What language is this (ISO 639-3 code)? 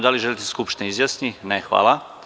srp